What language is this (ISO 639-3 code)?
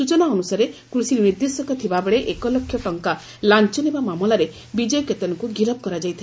ori